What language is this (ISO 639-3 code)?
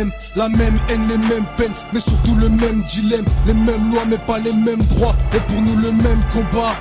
fra